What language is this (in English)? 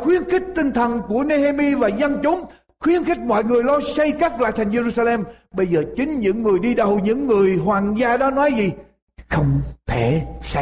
Vietnamese